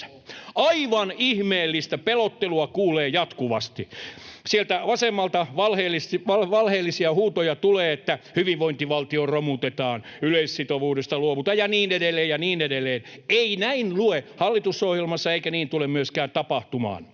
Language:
Finnish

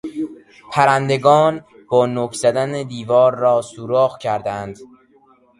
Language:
Persian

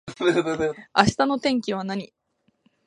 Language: Japanese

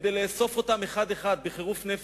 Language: Hebrew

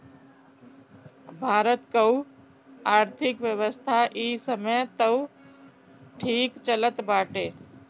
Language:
Bhojpuri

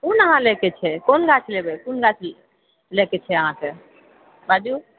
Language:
Maithili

